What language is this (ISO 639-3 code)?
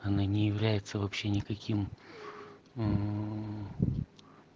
rus